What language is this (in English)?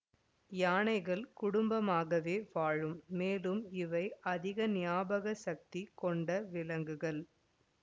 Tamil